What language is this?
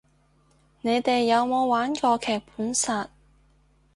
Cantonese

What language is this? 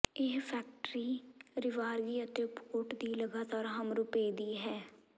Punjabi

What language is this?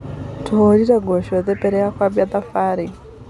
Kikuyu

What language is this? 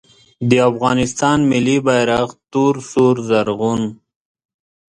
Pashto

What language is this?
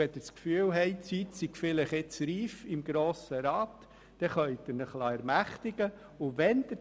Swiss German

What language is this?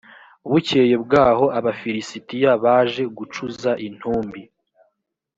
Kinyarwanda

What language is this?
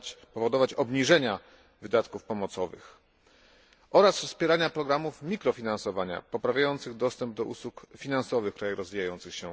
Polish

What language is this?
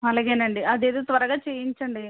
Telugu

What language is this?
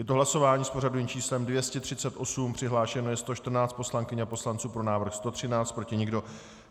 Czech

